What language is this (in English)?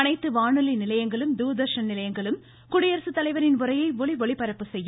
Tamil